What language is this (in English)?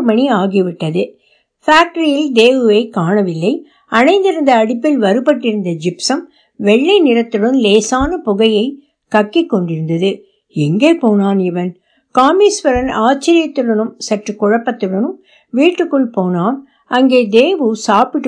Tamil